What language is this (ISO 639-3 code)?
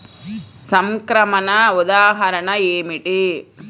tel